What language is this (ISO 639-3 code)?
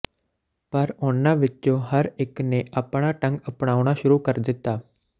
pan